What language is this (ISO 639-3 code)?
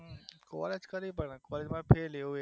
guj